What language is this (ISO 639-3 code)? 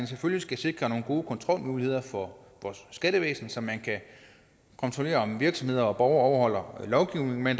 dan